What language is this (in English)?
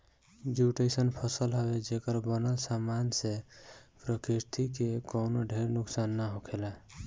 Bhojpuri